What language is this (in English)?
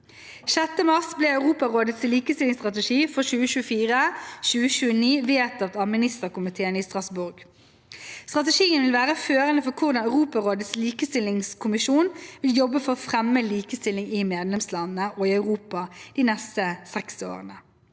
Norwegian